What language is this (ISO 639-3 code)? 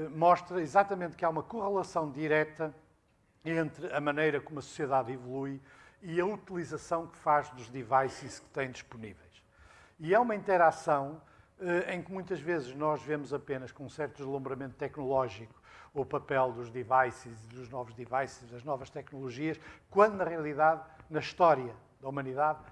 por